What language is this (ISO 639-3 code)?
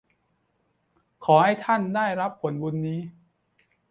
tha